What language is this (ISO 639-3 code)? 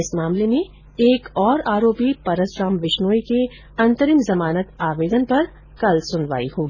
hin